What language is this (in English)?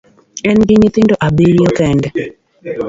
Luo (Kenya and Tanzania)